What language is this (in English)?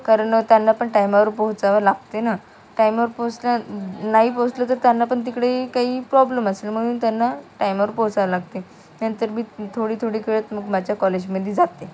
Marathi